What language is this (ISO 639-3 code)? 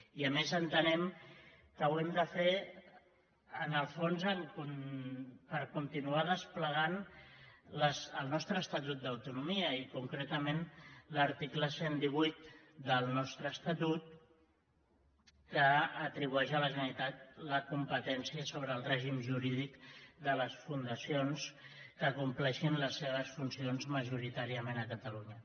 cat